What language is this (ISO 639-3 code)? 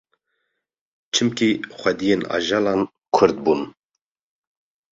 kur